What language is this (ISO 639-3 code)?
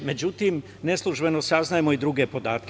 srp